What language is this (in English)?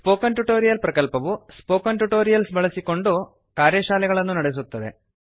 Kannada